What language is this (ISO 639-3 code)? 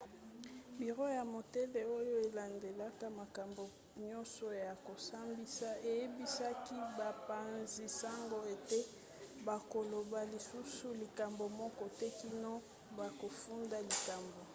lin